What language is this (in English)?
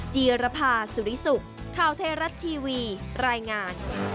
Thai